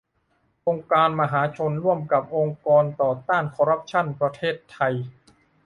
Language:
Thai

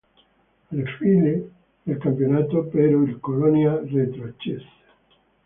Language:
Italian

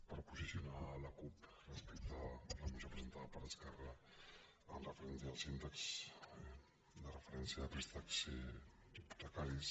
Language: Catalan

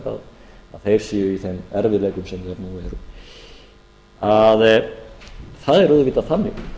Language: Icelandic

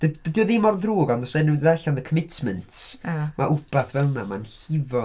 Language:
Welsh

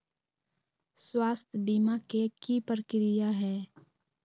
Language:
Magahi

